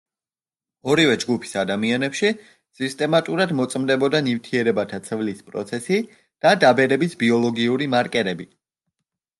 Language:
Georgian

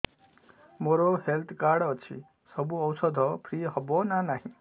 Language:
Odia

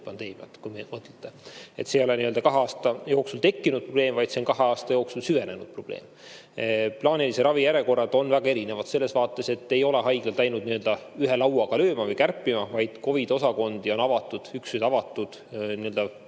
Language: Estonian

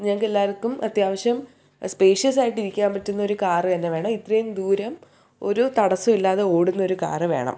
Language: Malayalam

